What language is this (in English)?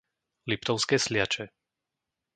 Slovak